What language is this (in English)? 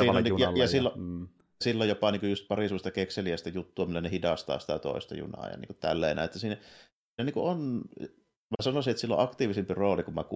Finnish